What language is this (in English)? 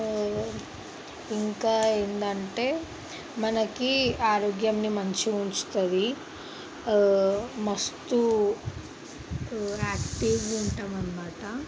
Telugu